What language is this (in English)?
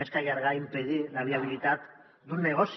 Catalan